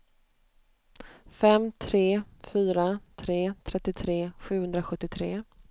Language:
Swedish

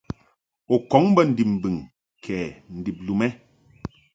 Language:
Mungaka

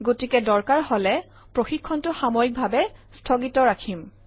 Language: Assamese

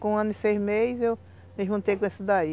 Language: Portuguese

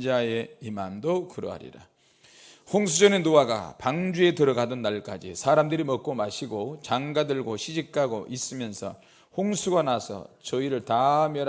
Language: Korean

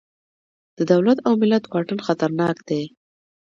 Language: Pashto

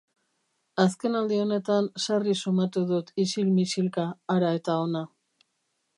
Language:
Basque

